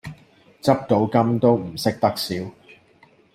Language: Cantonese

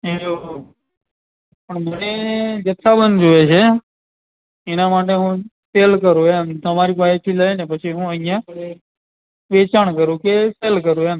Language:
Gujarati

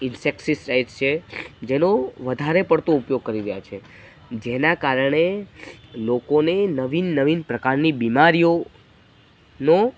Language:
Gujarati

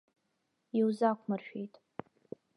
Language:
Abkhazian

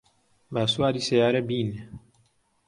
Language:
Central Kurdish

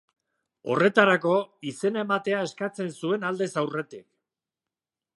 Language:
Basque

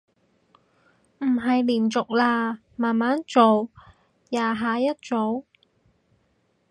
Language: Cantonese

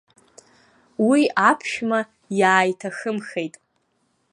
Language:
Abkhazian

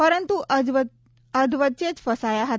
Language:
Gujarati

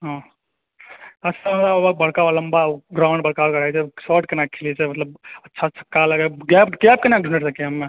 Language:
Maithili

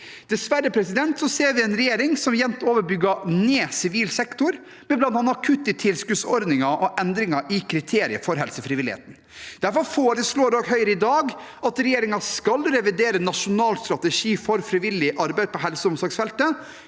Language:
Norwegian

